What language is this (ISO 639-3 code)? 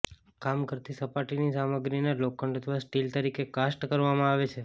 guj